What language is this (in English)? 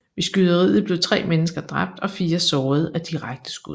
Danish